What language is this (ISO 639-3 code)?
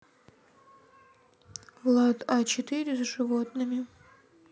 rus